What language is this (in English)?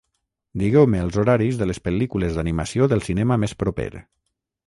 Catalan